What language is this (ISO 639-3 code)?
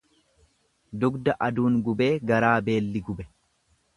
orm